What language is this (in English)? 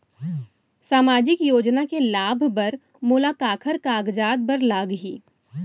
Chhattisgarhi